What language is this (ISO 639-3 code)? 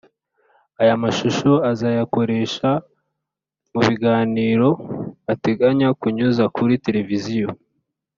kin